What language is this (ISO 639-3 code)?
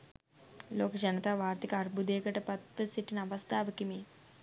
sin